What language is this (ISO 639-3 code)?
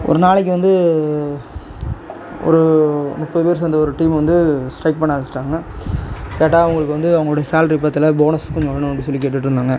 tam